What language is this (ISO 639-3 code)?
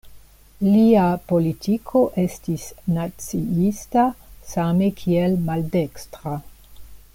epo